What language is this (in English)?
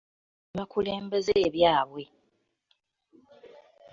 Ganda